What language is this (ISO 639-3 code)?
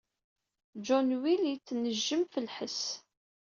kab